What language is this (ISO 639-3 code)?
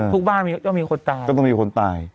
tha